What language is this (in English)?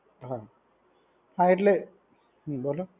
Gujarati